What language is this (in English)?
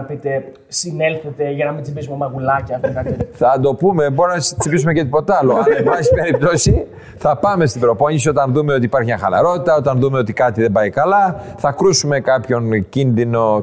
Greek